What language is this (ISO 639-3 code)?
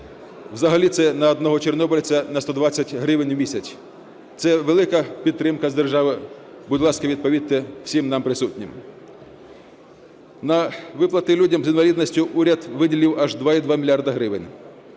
ukr